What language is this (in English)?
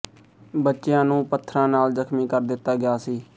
Punjabi